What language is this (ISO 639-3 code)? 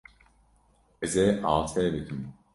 kur